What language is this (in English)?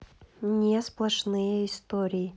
Russian